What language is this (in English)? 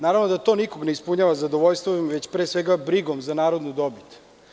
Serbian